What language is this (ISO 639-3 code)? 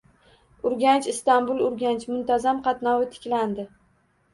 uzb